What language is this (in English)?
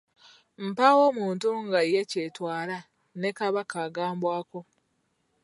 Ganda